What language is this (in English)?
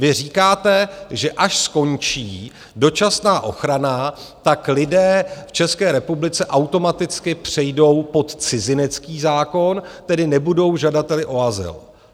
Czech